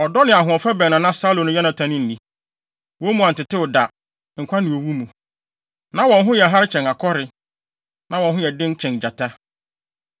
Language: Akan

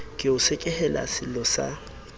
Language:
Southern Sotho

